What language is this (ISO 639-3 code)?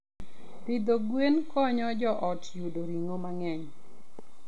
luo